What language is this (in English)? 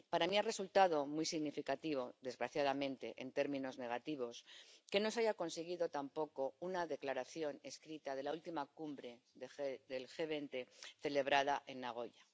Spanish